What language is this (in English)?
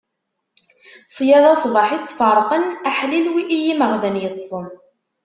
Kabyle